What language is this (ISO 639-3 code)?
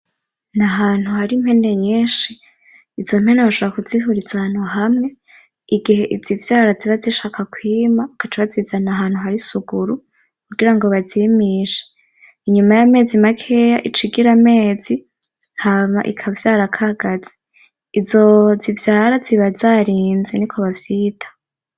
run